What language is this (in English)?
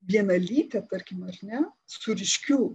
Lithuanian